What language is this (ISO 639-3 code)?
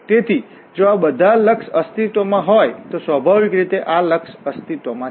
guj